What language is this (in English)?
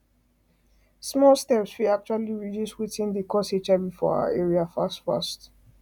Nigerian Pidgin